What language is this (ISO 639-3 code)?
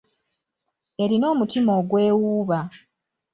lug